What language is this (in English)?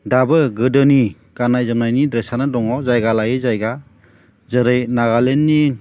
Bodo